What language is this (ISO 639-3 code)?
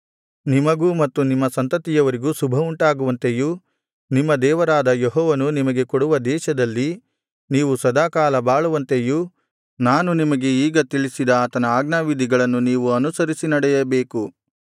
kan